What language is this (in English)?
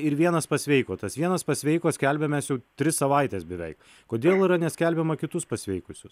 Lithuanian